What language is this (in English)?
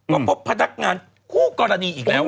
Thai